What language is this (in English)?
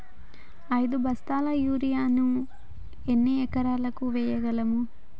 Telugu